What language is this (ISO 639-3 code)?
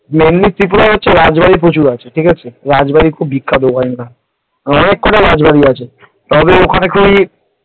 ben